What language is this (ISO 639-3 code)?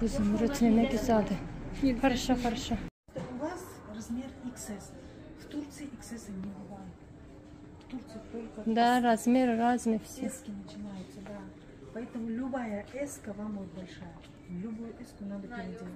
tur